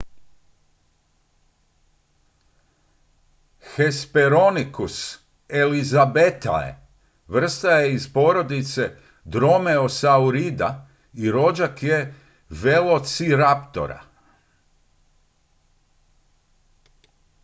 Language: Croatian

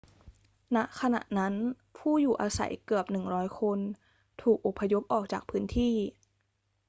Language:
Thai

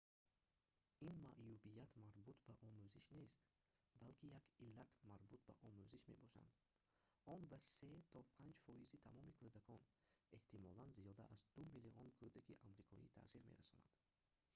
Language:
Tajik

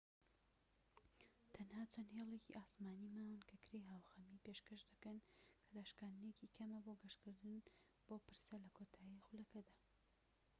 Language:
Central Kurdish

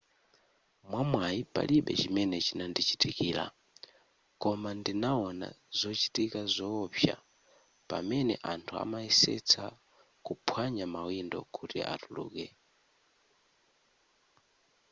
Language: Nyanja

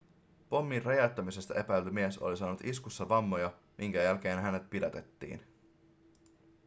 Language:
Finnish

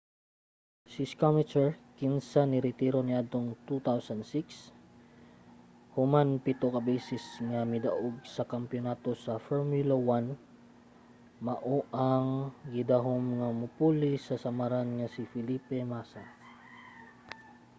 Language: Cebuano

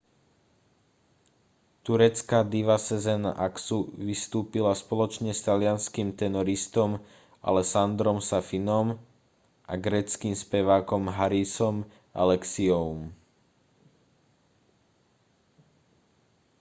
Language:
Slovak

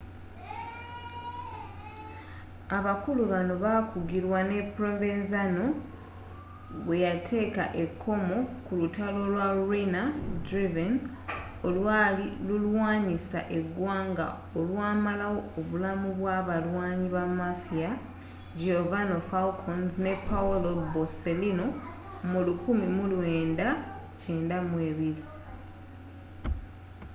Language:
Ganda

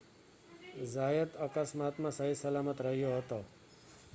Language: Gujarati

